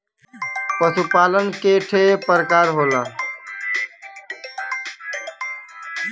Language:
Bhojpuri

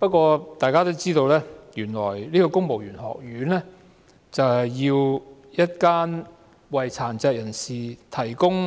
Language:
Cantonese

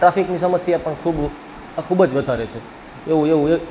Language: Gujarati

